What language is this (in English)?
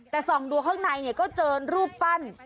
Thai